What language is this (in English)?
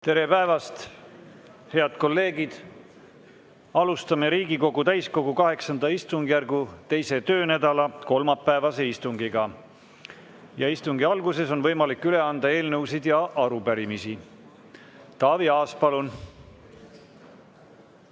Estonian